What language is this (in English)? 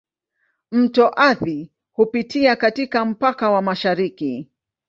Swahili